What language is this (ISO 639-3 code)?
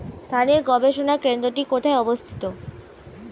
ben